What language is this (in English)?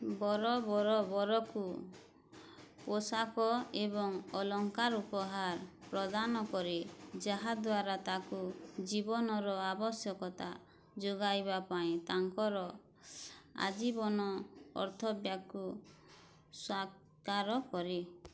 Odia